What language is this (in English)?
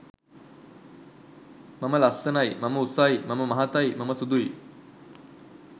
Sinhala